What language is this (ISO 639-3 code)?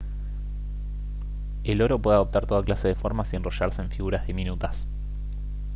spa